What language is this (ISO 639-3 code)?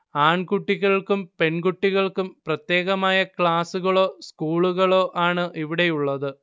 mal